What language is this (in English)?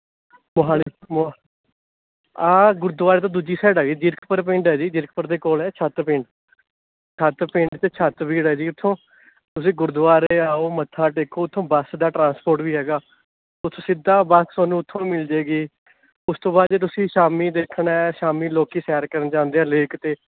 Punjabi